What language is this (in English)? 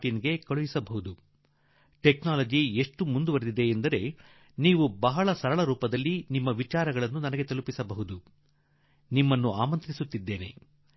Kannada